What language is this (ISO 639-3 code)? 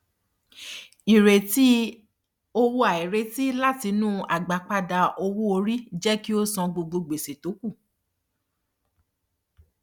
yor